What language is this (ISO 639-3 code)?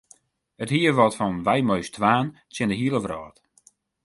fry